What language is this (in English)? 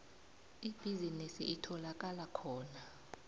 South Ndebele